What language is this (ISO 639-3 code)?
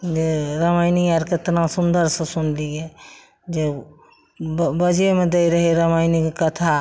mai